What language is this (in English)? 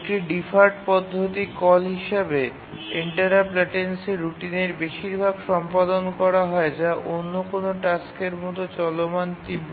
Bangla